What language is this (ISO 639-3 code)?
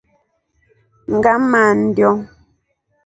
rof